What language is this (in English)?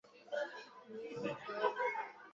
Chinese